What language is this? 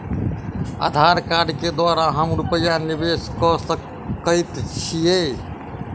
Maithili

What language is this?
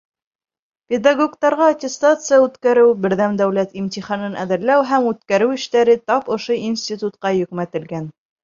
Bashkir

